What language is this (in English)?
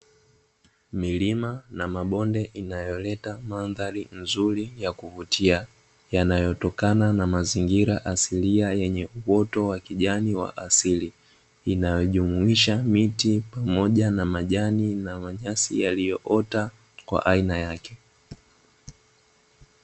Swahili